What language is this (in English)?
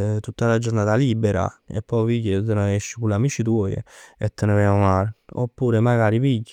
Neapolitan